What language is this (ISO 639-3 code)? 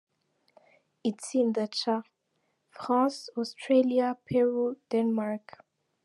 kin